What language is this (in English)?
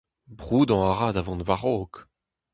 Breton